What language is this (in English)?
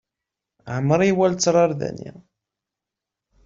Kabyle